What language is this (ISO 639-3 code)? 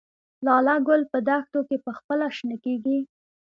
pus